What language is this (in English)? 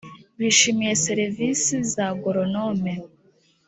Kinyarwanda